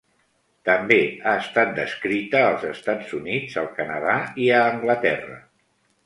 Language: Catalan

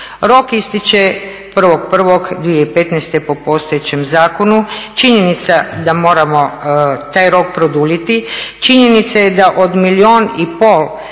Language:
Croatian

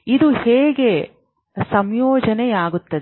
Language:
Kannada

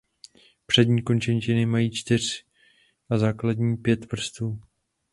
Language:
Czech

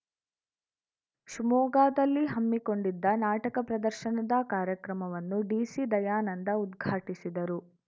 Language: Kannada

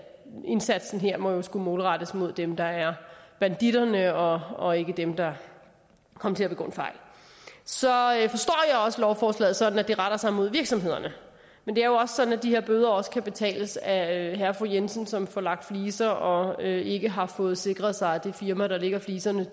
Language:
Danish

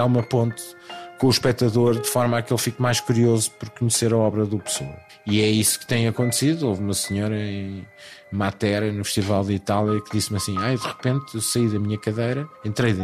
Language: Portuguese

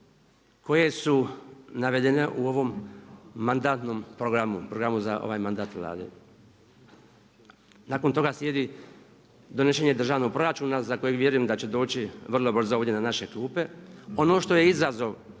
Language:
Croatian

